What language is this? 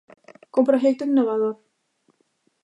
Galician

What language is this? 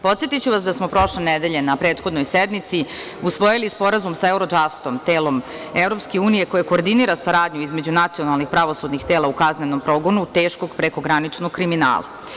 Serbian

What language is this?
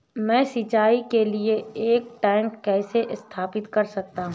Hindi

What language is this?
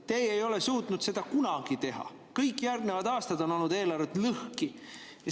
Estonian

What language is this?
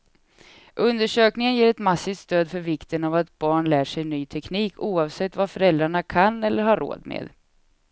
Swedish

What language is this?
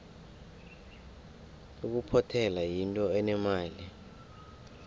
South Ndebele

